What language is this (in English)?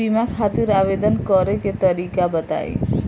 Bhojpuri